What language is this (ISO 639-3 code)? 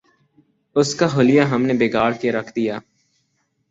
urd